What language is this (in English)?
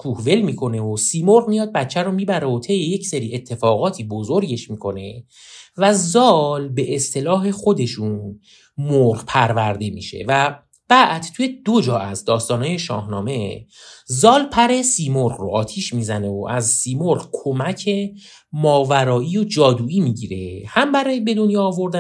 Persian